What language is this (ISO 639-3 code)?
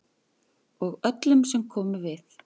isl